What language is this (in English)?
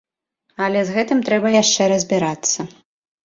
Belarusian